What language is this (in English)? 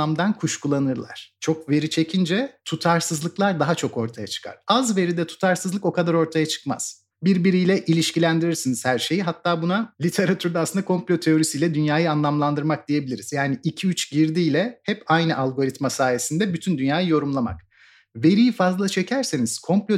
Turkish